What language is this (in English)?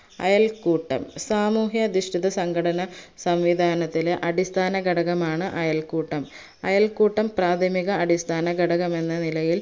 Malayalam